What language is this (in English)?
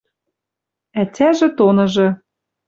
Western Mari